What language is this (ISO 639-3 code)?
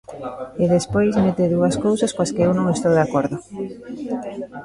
glg